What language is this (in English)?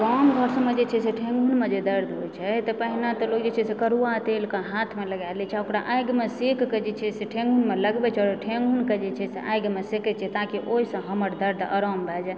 Maithili